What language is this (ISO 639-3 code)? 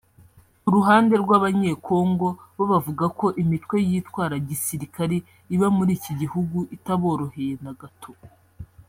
kin